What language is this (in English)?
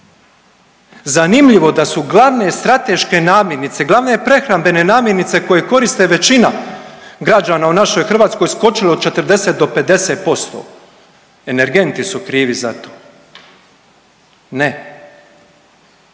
Croatian